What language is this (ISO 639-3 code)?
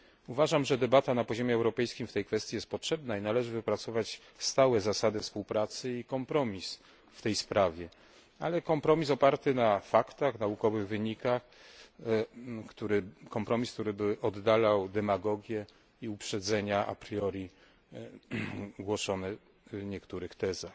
pol